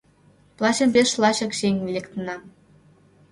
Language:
Mari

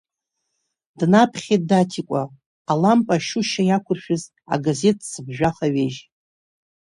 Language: Abkhazian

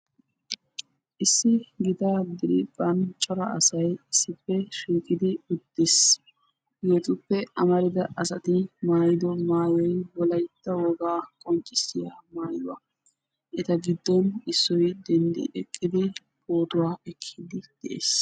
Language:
Wolaytta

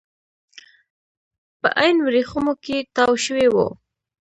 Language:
Pashto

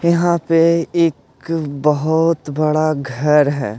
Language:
Hindi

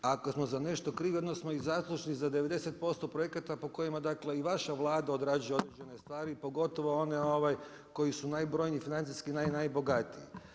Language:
Croatian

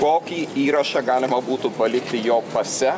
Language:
Lithuanian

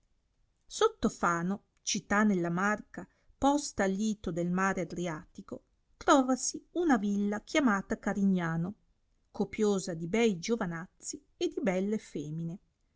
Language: Italian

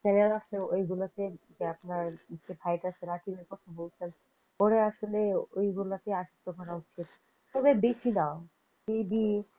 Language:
Bangla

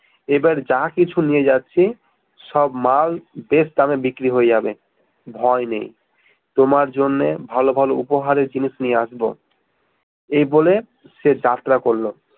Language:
Bangla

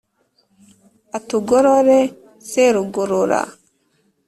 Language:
Kinyarwanda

